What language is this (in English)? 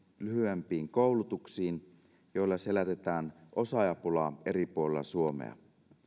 Finnish